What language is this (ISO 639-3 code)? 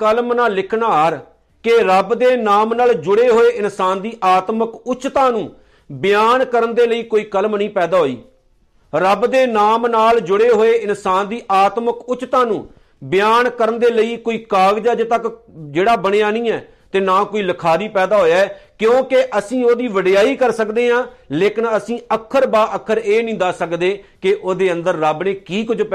pan